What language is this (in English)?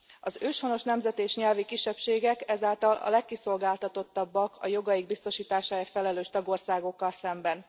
Hungarian